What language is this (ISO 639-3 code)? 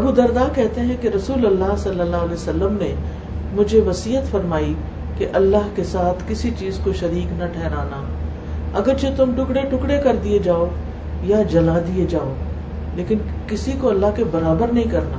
urd